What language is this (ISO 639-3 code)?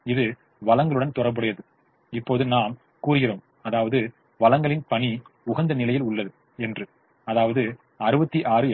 tam